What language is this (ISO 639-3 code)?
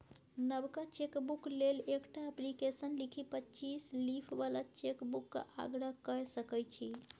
mai